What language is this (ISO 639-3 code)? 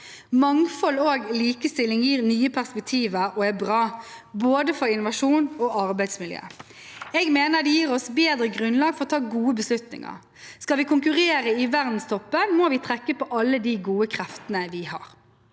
nor